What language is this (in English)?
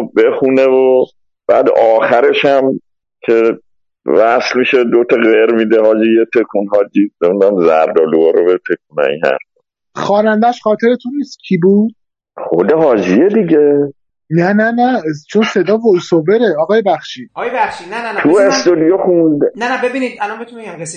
Persian